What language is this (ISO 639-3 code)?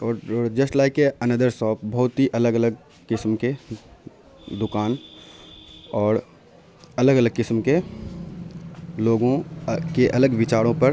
urd